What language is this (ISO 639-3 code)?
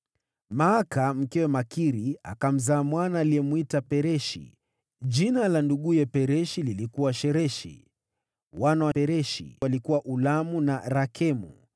swa